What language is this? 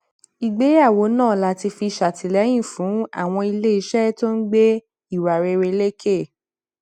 Yoruba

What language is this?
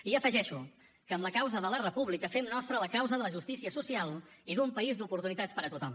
Catalan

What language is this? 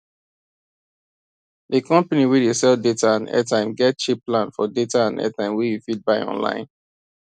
Nigerian Pidgin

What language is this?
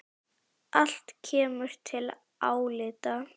Icelandic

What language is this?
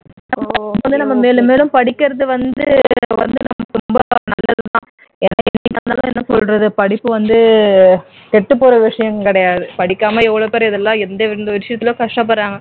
Tamil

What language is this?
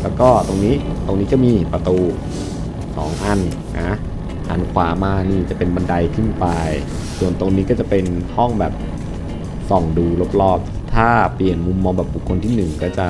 Thai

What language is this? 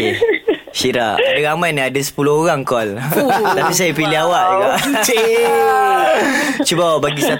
Malay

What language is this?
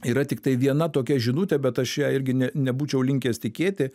Lithuanian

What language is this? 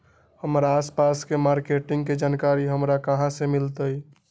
Magahi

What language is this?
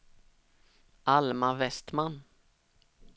Swedish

